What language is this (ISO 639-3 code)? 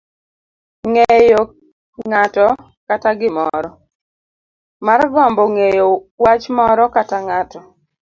luo